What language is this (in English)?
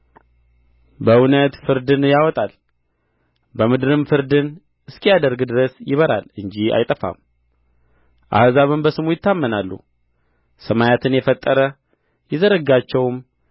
Amharic